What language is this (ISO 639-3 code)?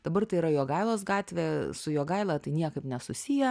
lit